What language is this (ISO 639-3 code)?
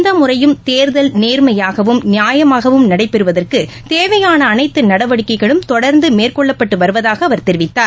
tam